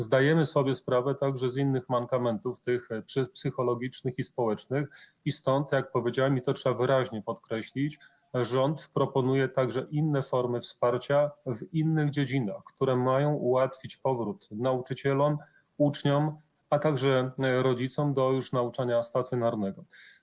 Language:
Polish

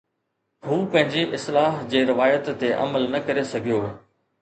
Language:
Sindhi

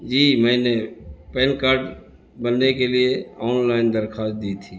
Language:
Urdu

